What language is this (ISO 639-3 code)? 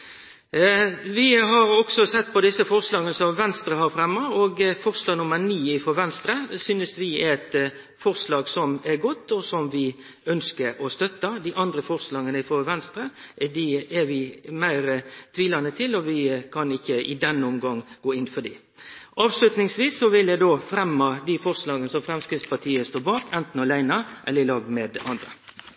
nno